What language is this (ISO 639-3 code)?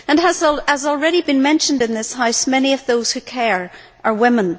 eng